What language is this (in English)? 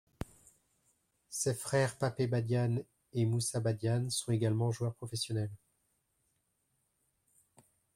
French